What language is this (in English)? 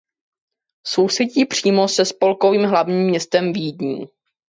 Czech